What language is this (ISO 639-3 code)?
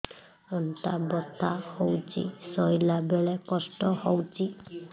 ori